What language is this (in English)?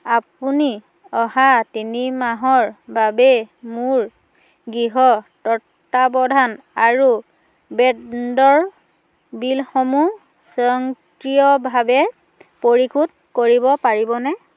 Assamese